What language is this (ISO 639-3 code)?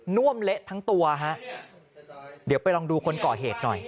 tha